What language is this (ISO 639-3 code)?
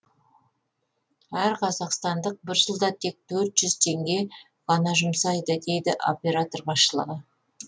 kaz